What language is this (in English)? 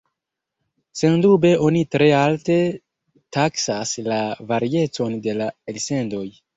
Esperanto